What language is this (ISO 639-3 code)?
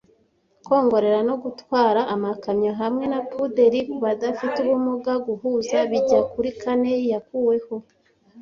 kin